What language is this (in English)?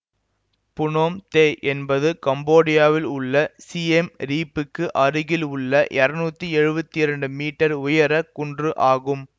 Tamil